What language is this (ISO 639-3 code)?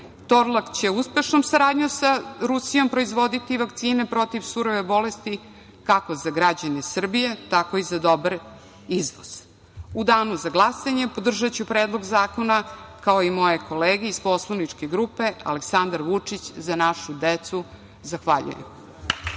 srp